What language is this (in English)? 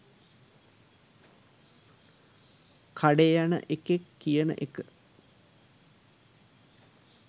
Sinhala